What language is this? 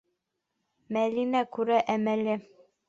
Bashkir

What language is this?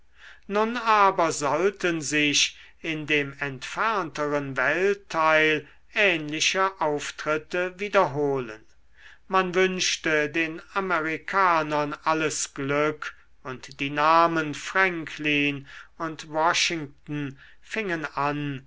German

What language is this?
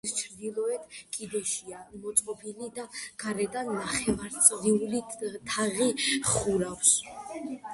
Georgian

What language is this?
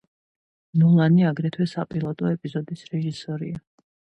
Georgian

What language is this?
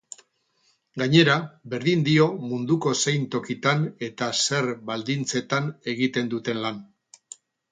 Basque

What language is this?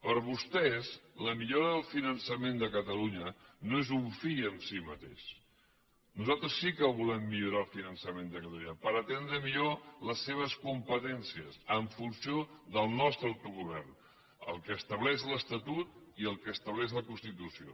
Catalan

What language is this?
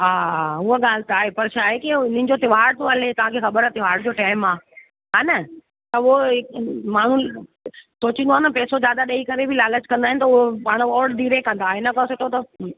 Sindhi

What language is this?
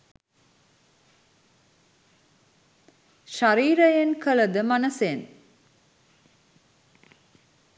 Sinhala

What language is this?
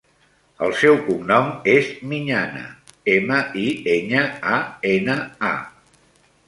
Catalan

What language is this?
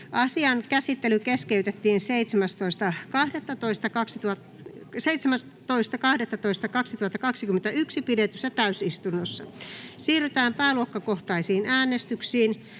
Finnish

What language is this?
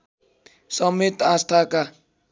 Nepali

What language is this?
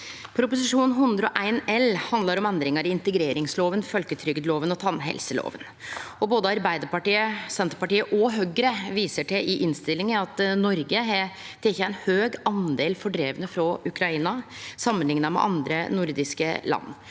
Norwegian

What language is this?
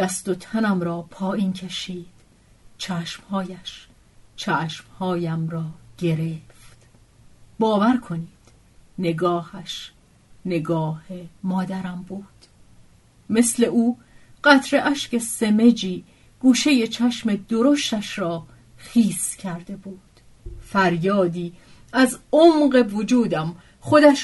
Persian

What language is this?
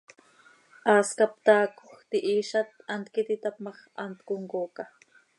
Seri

